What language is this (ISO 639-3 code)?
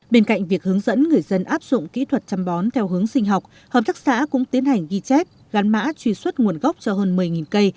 vie